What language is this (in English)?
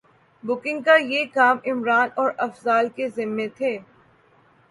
Urdu